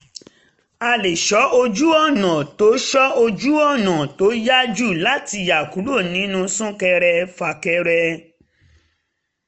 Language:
Yoruba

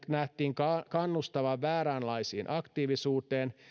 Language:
Finnish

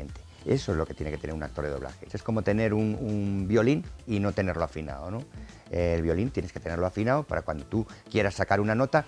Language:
Spanish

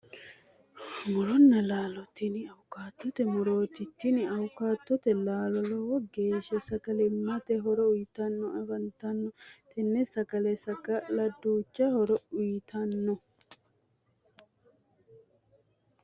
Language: Sidamo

